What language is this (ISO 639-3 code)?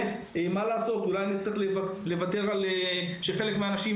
heb